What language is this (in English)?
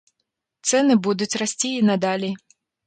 Belarusian